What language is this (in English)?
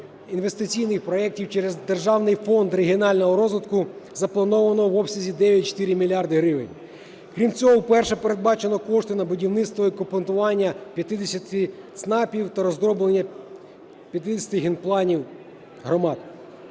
Ukrainian